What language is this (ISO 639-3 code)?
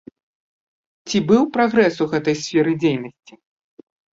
bel